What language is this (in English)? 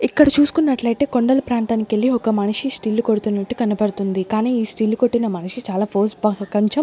Telugu